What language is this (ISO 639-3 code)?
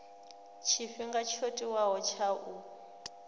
ven